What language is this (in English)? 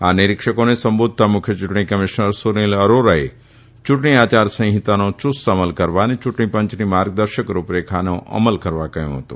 Gujarati